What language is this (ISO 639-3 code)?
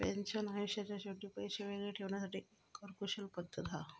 mar